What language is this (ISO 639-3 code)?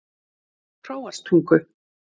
isl